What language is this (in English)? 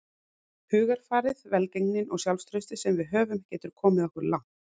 Icelandic